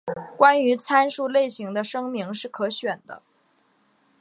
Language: Chinese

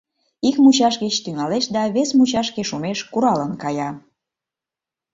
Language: Mari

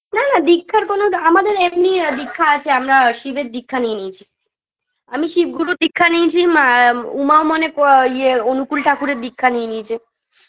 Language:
Bangla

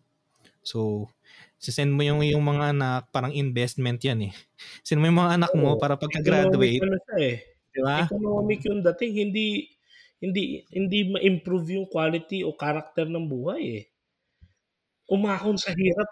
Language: Filipino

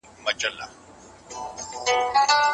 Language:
Pashto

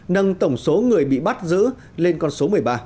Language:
Vietnamese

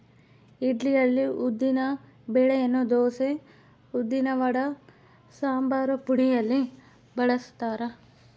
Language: Kannada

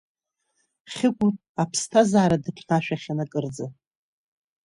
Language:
Abkhazian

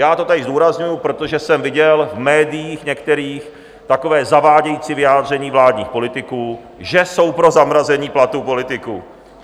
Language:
Czech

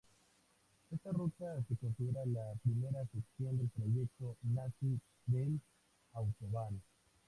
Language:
Spanish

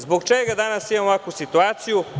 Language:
Serbian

